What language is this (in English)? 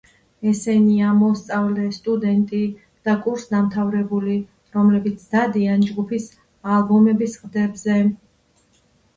Georgian